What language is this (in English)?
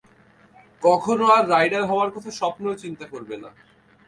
Bangla